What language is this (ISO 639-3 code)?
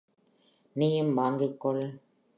tam